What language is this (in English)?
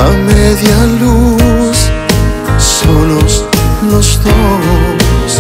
Romanian